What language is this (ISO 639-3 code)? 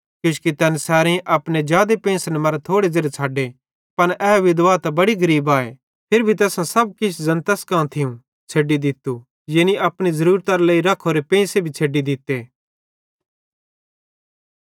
bhd